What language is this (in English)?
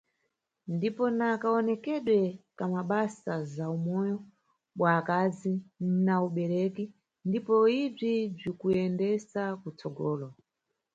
Nyungwe